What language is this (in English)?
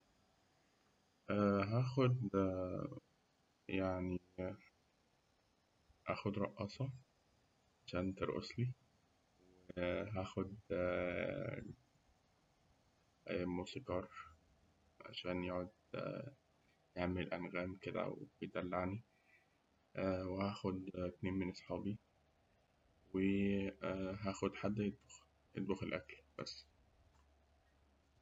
Egyptian Arabic